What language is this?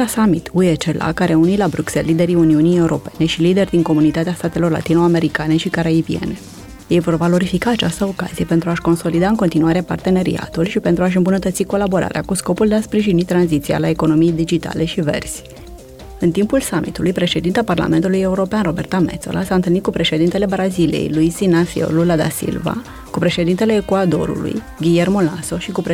Romanian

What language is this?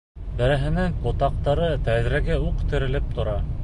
Bashkir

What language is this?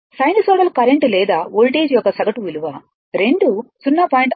Telugu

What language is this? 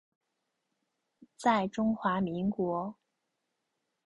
Chinese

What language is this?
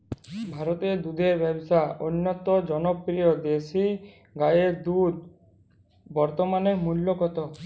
Bangla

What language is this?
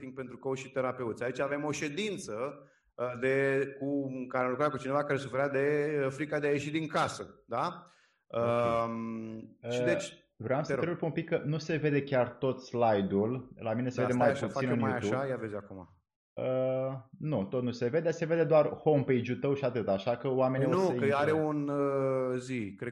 Romanian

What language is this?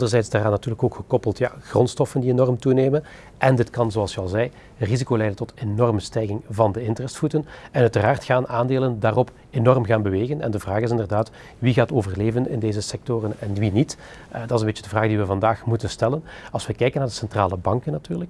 Dutch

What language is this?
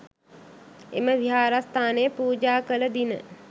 Sinhala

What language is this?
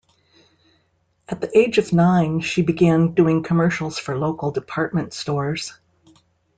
English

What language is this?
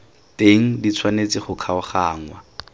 Tswana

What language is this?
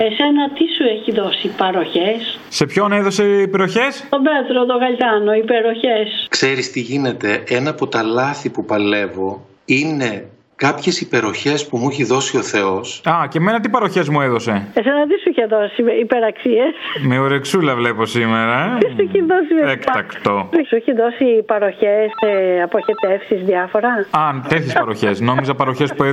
Greek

